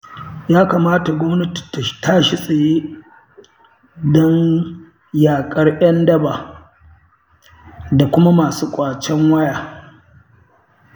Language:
Hausa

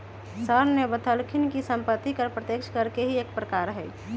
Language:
Magahi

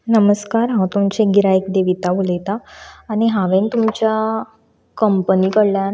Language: Konkani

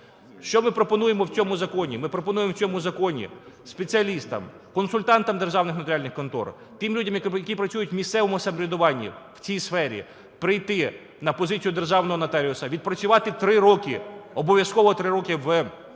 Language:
Ukrainian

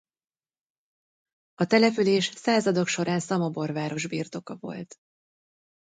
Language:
Hungarian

